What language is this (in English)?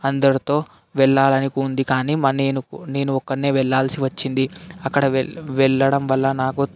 Telugu